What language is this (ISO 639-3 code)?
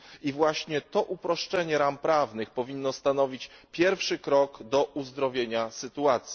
pol